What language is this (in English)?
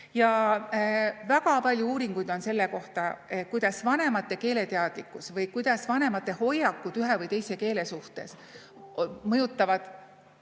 Estonian